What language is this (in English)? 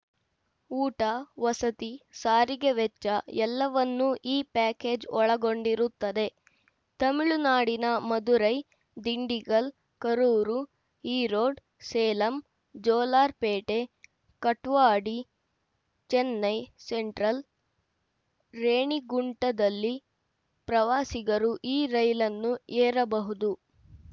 Kannada